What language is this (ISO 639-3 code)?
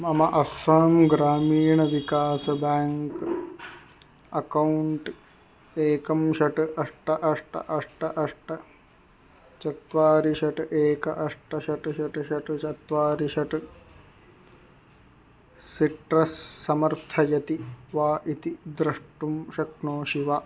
san